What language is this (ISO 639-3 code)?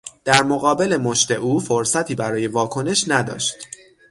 fas